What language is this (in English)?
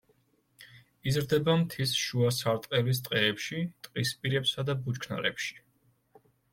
Georgian